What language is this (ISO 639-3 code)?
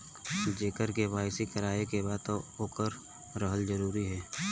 bho